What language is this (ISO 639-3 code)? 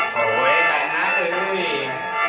tha